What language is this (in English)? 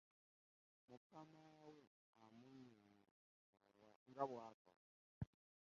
Ganda